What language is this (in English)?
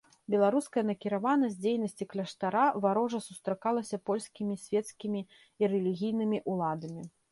Belarusian